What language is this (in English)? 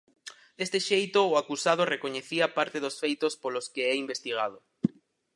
Galician